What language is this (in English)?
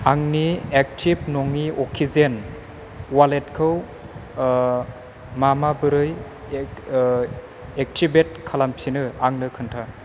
Bodo